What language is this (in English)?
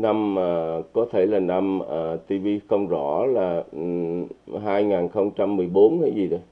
Vietnamese